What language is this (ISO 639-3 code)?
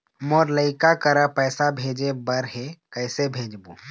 hne